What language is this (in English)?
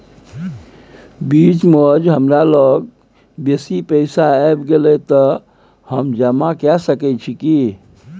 Maithili